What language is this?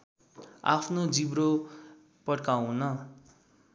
Nepali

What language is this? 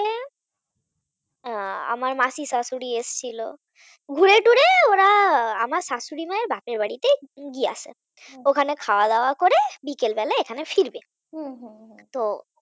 Bangla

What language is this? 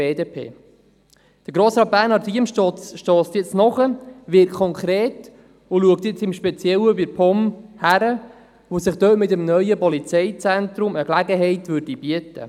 Swiss German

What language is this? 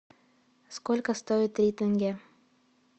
Russian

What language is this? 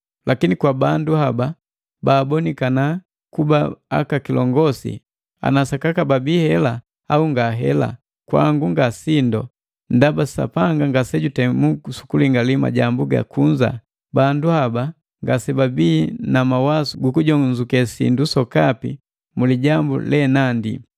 Matengo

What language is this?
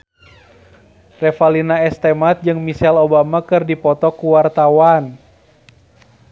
Sundanese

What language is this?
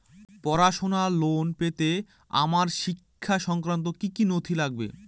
Bangla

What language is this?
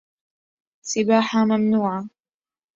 Arabic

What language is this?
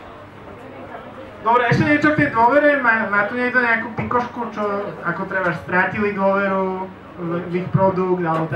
Slovak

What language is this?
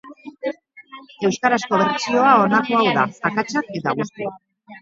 Basque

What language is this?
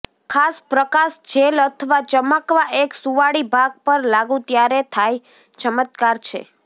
Gujarati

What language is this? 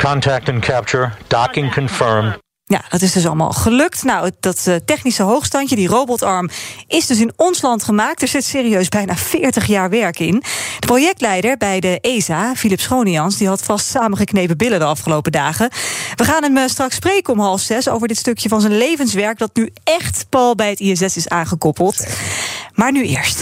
Dutch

